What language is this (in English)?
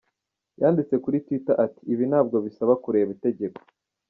Kinyarwanda